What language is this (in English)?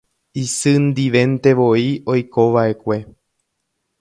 Guarani